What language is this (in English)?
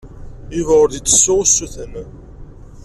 Kabyle